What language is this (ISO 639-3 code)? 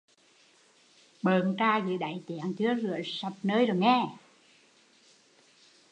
vie